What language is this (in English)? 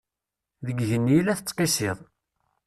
Kabyle